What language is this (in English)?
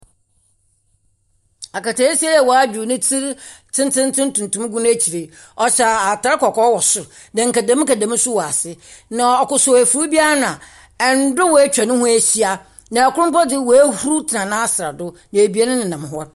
Akan